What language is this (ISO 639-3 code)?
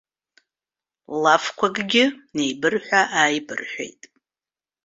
abk